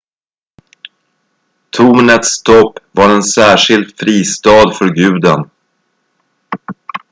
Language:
Swedish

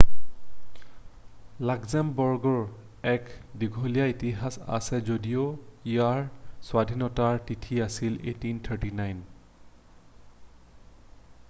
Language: Assamese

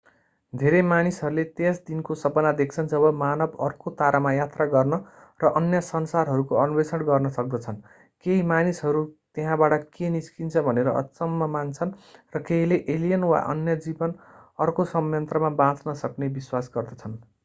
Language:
Nepali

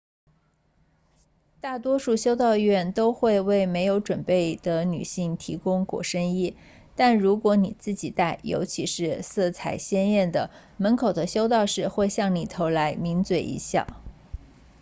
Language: Chinese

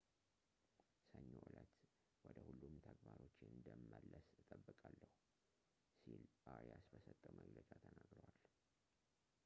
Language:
Amharic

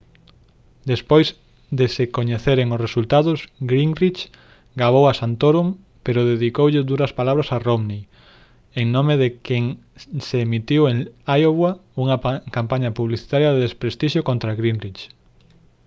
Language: Galician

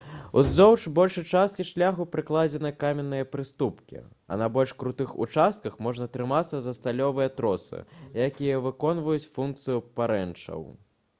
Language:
Belarusian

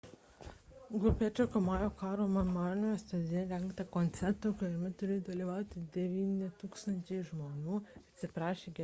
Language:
Lithuanian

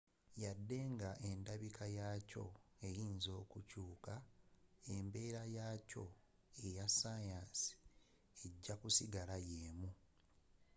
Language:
Ganda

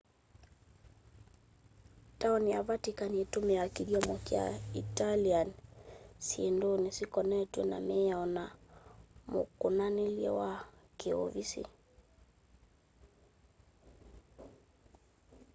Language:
Kamba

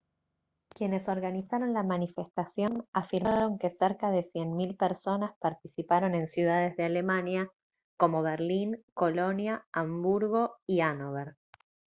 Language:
Spanish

